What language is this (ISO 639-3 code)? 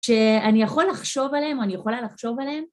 heb